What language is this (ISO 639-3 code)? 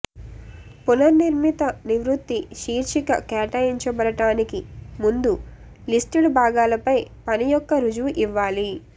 tel